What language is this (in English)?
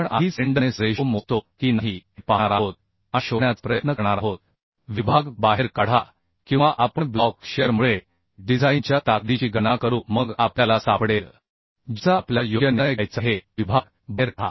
Marathi